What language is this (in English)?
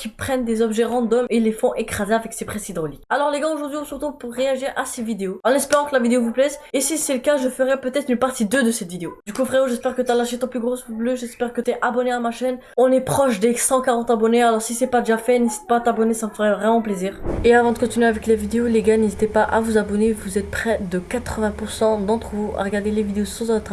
French